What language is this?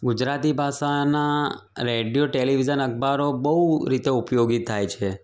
Gujarati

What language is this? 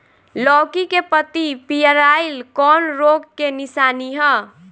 Bhojpuri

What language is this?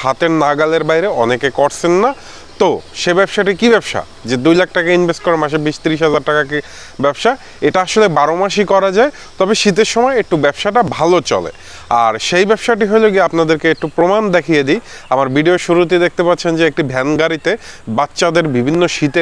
Bangla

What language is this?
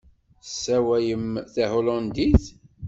Kabyle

